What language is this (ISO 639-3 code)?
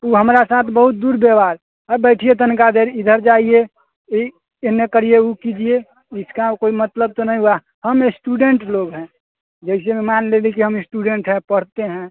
mai